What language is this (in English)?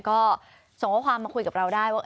Thai